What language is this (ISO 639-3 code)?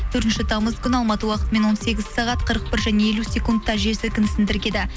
kaz